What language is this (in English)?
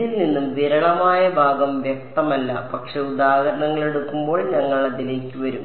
Malayalam